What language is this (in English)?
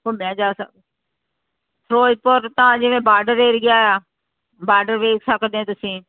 Punjabi